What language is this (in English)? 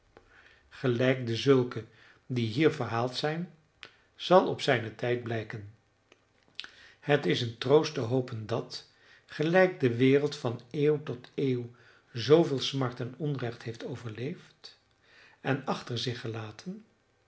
Dutch